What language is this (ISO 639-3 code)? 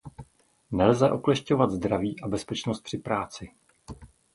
ces